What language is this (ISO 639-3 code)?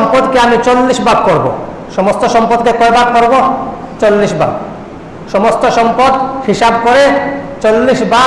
ind